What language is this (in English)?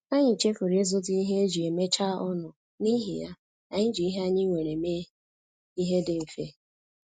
Igbo